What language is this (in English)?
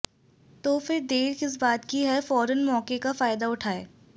Hindi